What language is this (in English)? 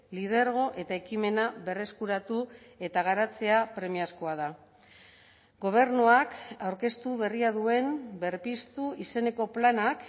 Basque